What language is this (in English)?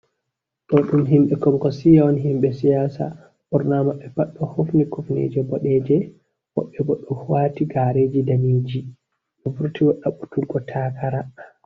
Fula